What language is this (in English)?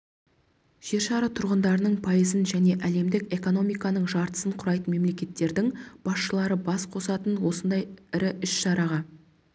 Kazakh